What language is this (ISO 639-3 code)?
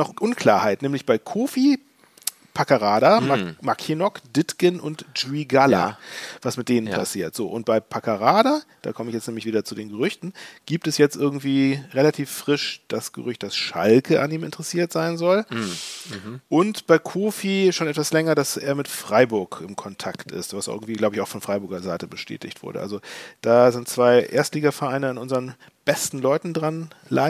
deu